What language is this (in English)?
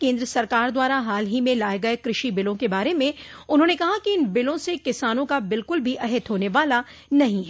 Hindi